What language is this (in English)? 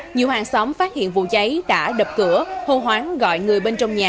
Vietnamese